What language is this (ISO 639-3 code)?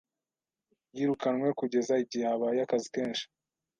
kin